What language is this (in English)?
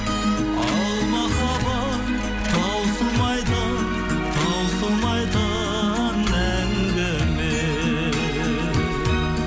Kazakh